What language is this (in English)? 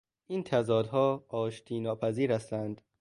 Persian